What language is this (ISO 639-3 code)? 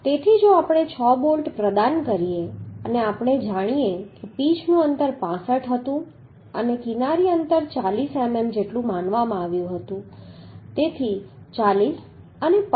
guj